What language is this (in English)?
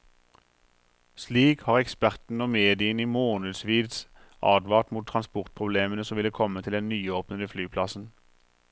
Norwegian